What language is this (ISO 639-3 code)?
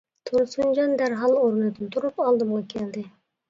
uig